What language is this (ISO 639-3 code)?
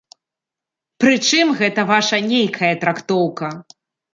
bel